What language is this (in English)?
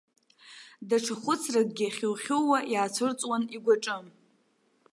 Abkhazian